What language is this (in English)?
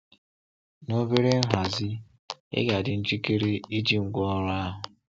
Igbo